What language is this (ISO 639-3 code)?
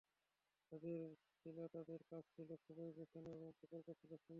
ben